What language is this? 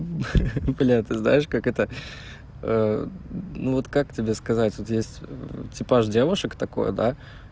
Russian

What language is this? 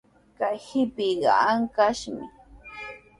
Sihuas Ancash Quechua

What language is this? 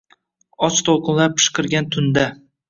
Uzbek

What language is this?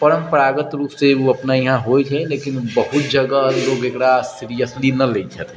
Maithili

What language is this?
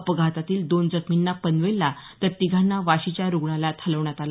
Marathi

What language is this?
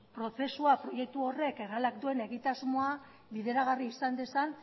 Basque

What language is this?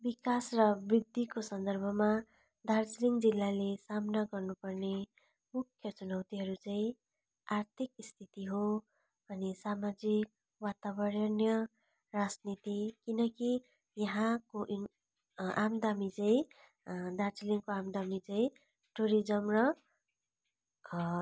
Nepali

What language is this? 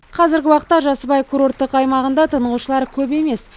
Kazakh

